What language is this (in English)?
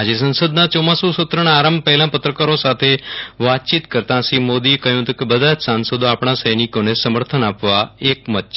Gujarati